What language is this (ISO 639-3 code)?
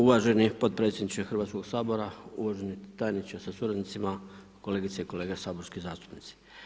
hrv